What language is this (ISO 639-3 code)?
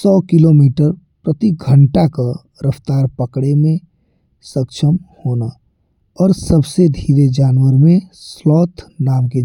bho